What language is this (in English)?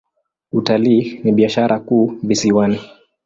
Swahili